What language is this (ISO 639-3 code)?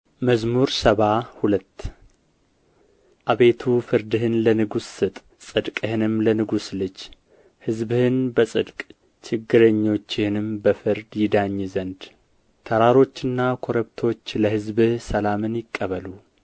amh